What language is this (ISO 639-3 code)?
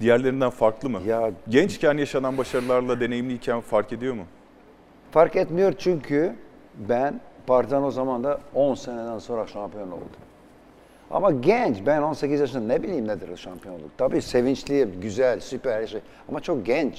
tur